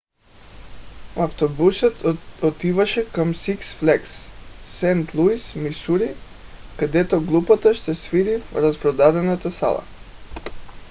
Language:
Bulgarian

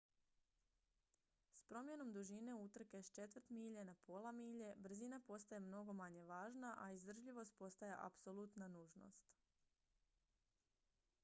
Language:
Croatian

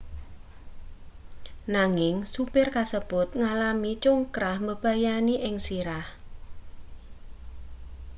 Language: Javanese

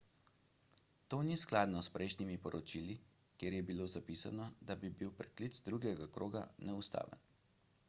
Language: Slovenian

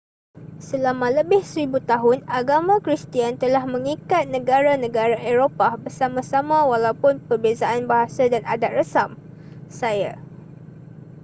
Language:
Malay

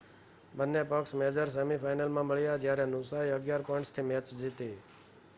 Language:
Gujarati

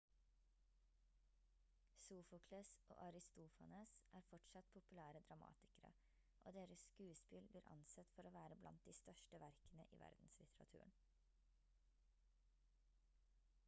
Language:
Norwegian Bokmål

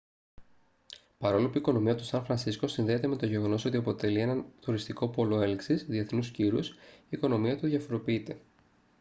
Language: Greek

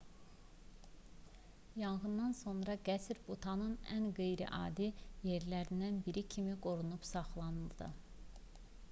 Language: Azerbaijani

